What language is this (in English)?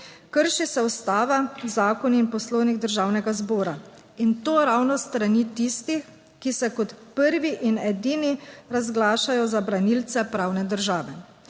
Slovenian